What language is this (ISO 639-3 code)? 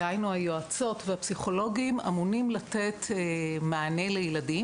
heb